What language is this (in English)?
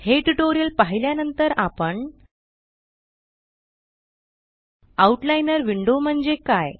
Marathi